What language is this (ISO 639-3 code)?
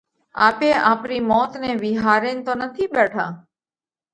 kvx